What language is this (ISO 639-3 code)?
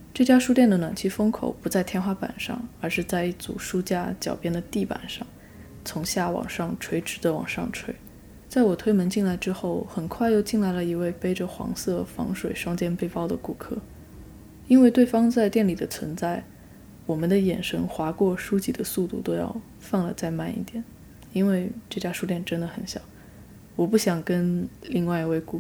zho